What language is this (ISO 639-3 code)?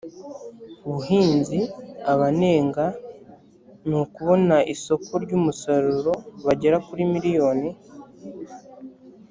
kin